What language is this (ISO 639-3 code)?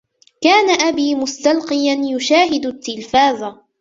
ara